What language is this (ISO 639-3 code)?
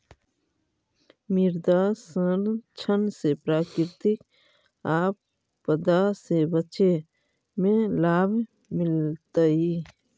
mag